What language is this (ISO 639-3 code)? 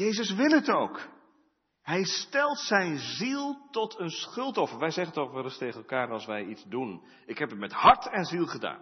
nld